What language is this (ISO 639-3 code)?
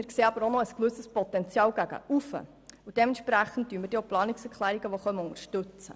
gsw